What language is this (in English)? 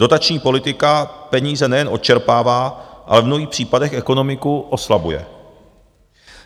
Czech